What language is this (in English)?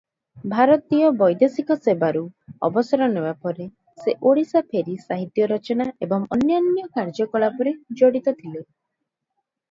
Odia